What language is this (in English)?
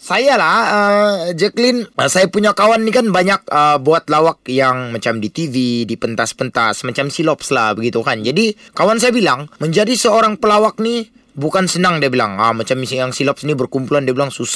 Malay